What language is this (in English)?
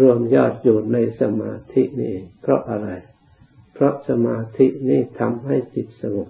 Thai